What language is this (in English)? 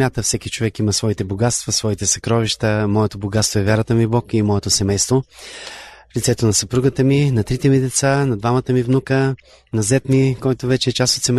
Bulgarian